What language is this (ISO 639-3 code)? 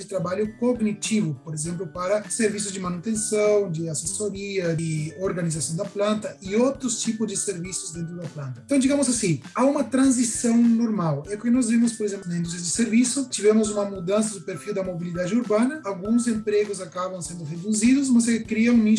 por